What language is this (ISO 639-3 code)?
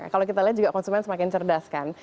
ind